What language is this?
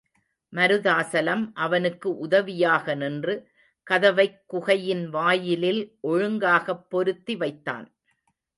Tamil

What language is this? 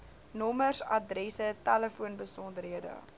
Afrikaans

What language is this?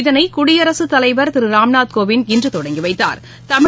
Tamil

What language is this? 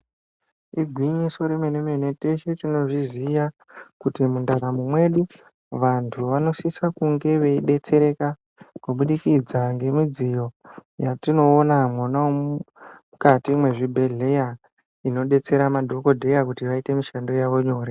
Ndau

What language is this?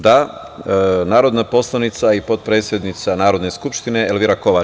Serbian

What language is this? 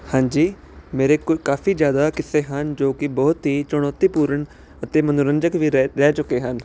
Punjabi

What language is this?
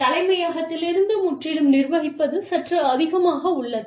Tamil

